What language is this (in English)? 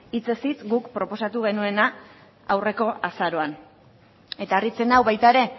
Basque